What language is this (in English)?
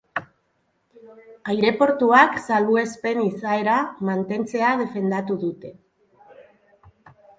Basque